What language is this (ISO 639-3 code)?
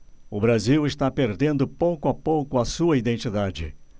por